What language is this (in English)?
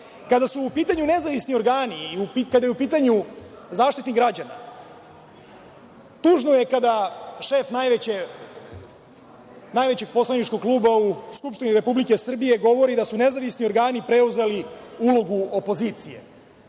Serbian